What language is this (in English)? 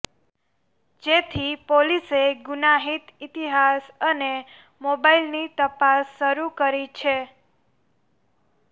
Gujarati